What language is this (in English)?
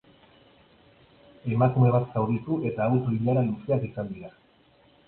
Basque